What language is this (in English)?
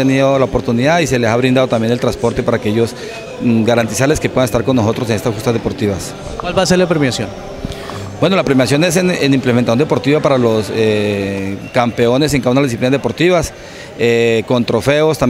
Spanish